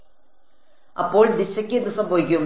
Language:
Malayalam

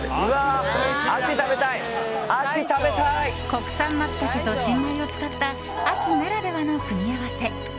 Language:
Japanese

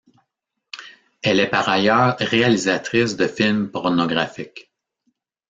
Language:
French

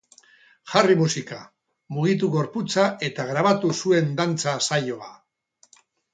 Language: Basque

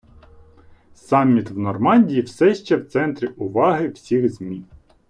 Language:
Ukrainian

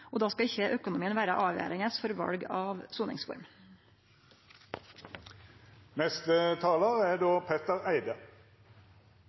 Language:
Norwegian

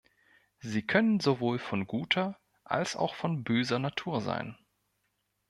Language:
German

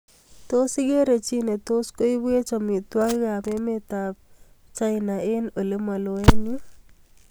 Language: Kalenjin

